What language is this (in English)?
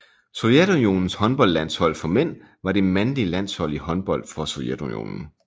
Danish